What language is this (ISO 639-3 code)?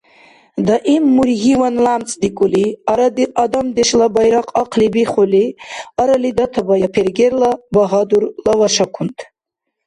dar